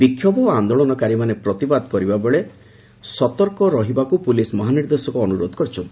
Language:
Odia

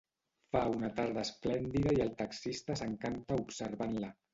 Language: Catalan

